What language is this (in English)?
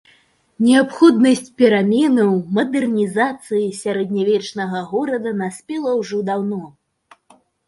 Belarusian